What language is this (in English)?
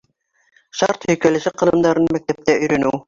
Bashkir